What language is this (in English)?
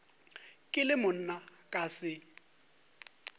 Northern Sotho